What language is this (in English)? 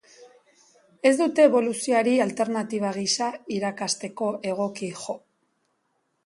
Basque